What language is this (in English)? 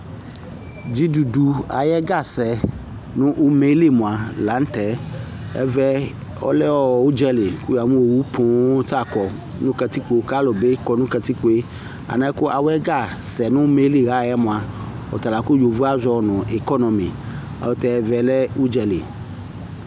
Ikposo